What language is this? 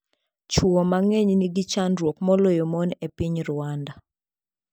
Luo (Kenya and Tanzania)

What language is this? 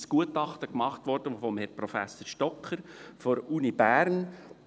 Swiss German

